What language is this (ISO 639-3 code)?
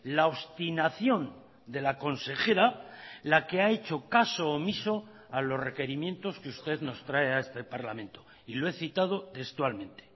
spa